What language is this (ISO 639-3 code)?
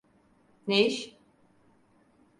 tur